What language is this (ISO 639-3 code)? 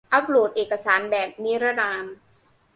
tha